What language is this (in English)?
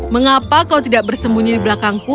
Indonesian